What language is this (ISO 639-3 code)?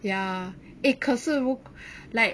eng